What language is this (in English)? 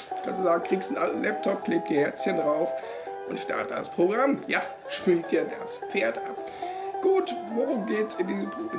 German